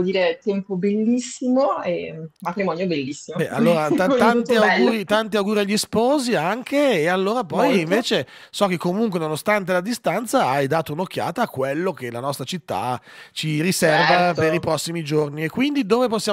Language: Italian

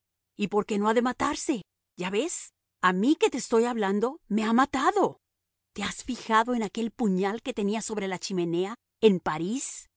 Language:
Spanish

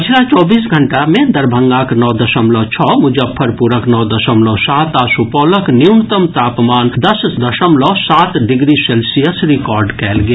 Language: Maithili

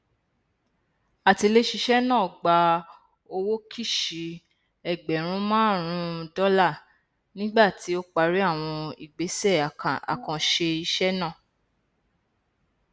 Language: Yoruba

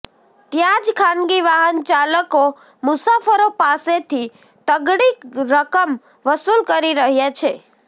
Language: Gujarati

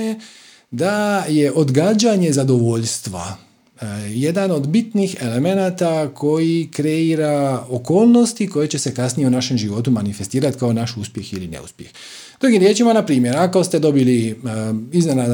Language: Croatian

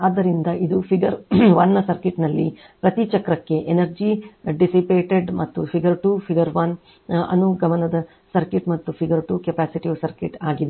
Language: Kannada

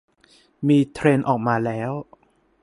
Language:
Thai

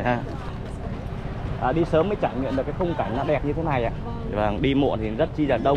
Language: Vietnamese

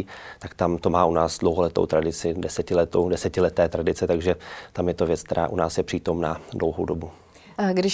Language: Czech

